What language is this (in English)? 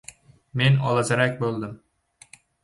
Uzbek